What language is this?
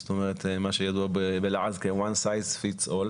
Hebrew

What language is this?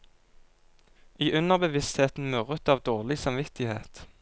Norwegian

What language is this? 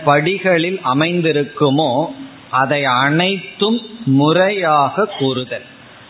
Tamil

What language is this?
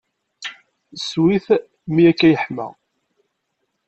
Kabyle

